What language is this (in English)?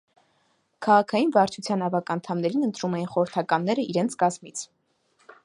Armenian